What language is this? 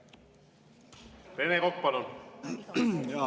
Estonian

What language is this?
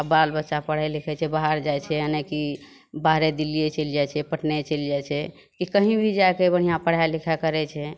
Maithili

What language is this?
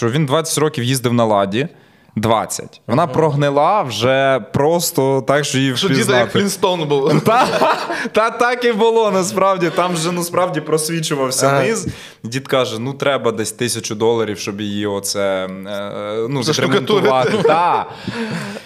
Ukrainian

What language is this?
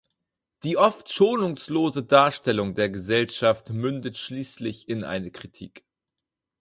German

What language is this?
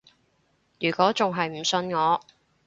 Cantonese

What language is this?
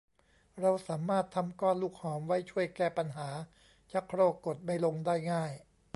Thai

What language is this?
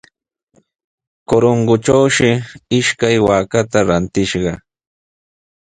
Sihuas Ancash Quechua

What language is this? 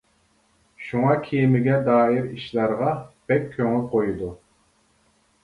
Uyghur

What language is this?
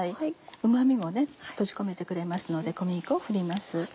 Japanese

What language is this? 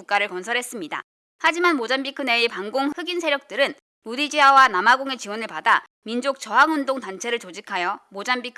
Korean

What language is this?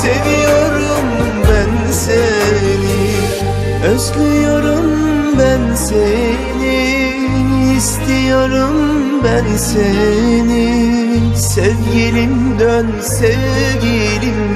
Turkish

